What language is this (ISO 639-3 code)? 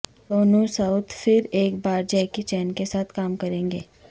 urd